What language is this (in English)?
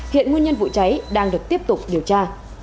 Vietnamese